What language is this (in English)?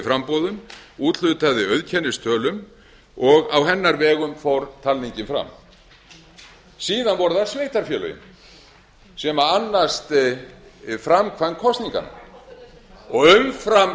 Icelandic